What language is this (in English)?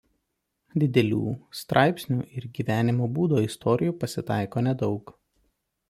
Lithuanian